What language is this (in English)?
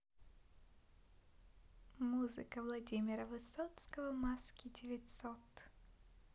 Russian